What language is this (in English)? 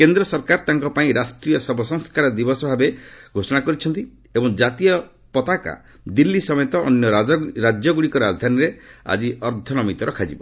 Odia